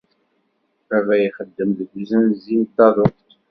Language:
Kabyle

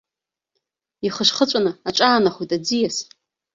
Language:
Abkhazian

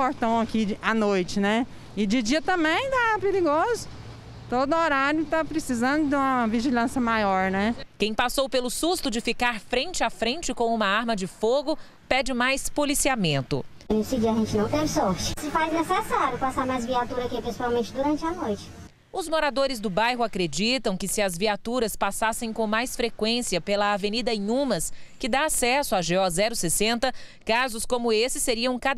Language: Portuguese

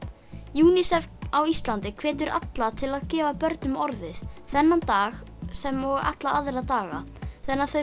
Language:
Icelandic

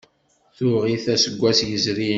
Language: Kabyle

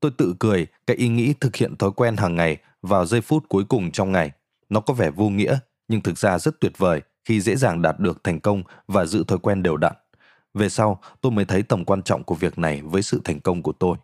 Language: Vietnamese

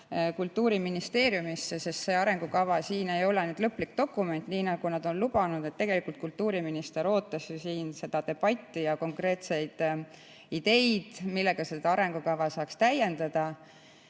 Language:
Estonian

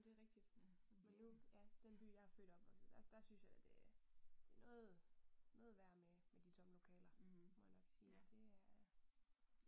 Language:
Danish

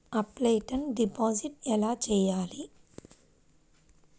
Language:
Telugu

